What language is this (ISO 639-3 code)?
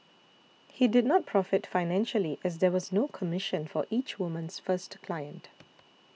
eng